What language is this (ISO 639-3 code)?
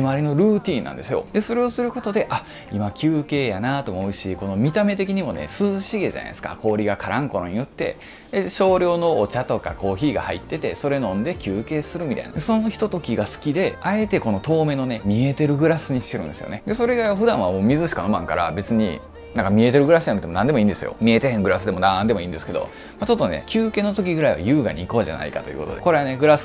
jpn